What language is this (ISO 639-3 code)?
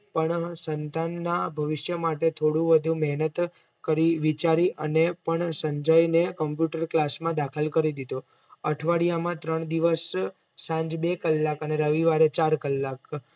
guj